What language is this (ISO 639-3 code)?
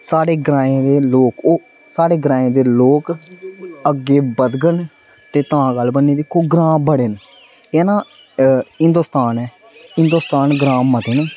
doi